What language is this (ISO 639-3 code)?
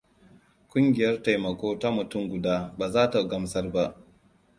hau